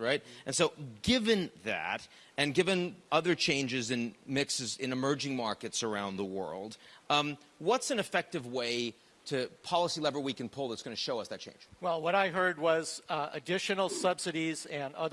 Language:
English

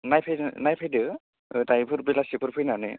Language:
Bodo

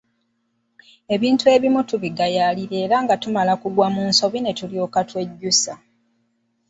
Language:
Ganda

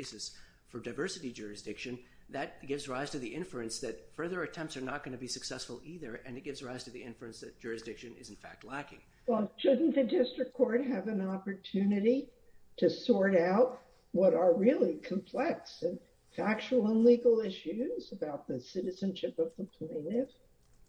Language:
English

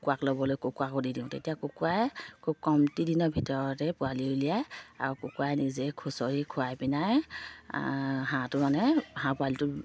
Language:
Assamese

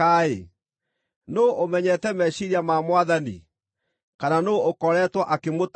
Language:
Kikuyu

